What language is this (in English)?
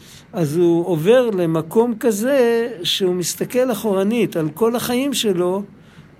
Hebrew